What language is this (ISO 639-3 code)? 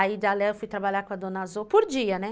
por